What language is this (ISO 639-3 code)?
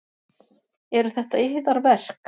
isl